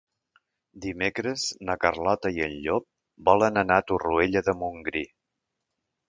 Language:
Catalan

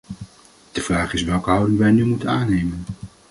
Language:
Dutch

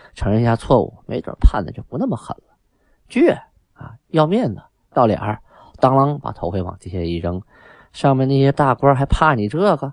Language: Chinese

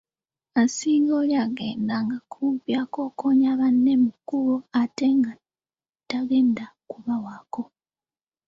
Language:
Ganda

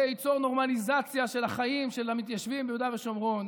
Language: Hebrew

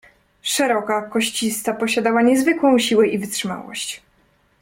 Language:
Polish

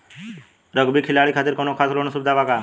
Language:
Bhojpuri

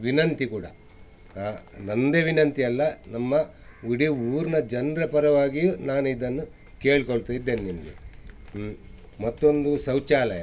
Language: Kannada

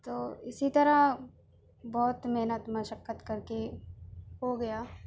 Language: Urdu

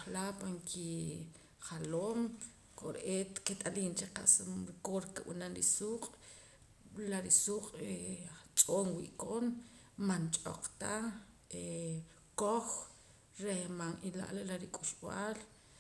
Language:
Poqomam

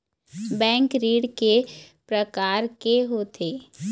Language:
Chhattisgarhi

